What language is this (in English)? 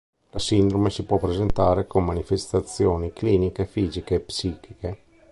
Italian